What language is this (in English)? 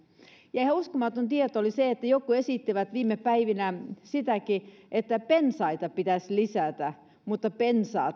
Finnish